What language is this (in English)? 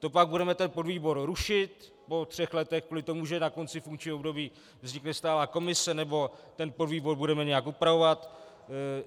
Czech